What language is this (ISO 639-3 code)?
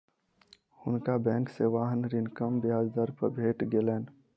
mai